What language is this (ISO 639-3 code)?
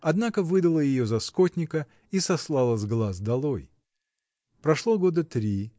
rus